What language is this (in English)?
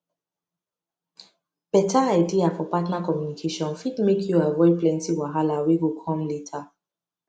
Nigerian Pidgin